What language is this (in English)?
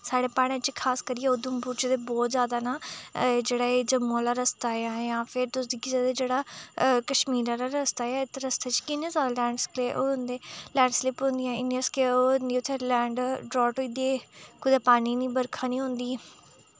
Dogri